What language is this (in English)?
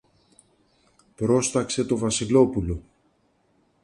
Greek